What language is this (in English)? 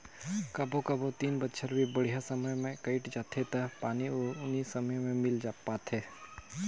Chhattisgarhi